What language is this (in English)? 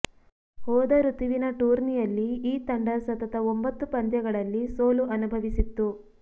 Kannada